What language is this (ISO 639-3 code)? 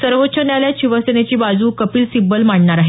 mar